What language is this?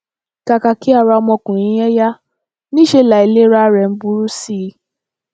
Yoruba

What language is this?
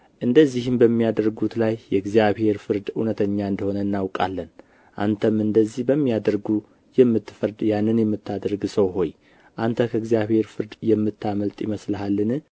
Amharic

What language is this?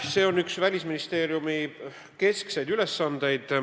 Estonian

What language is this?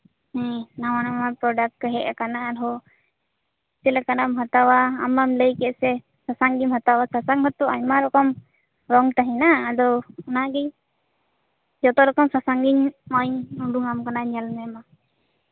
Santali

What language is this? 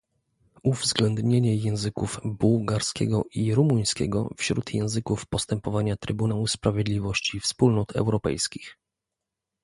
Polish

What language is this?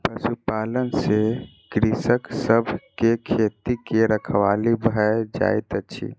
Maithili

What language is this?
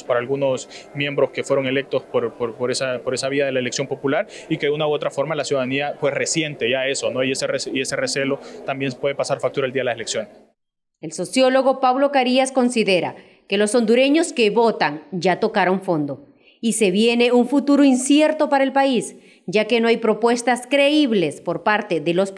Spanish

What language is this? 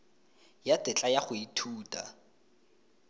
Tswana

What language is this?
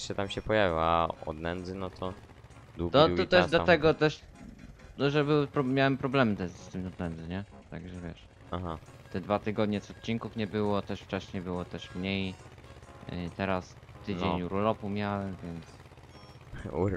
Polish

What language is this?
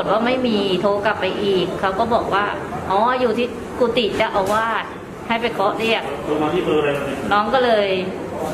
Thai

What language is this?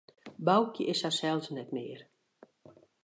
Western Frisian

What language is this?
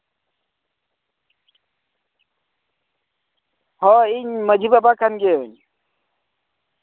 Santali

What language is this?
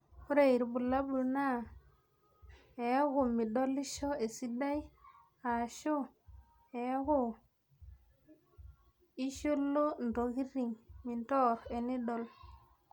Masai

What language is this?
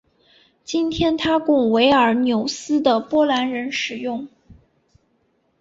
Chinese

